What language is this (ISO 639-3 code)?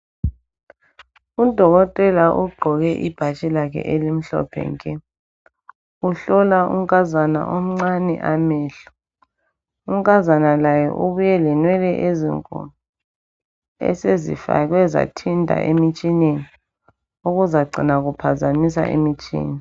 nde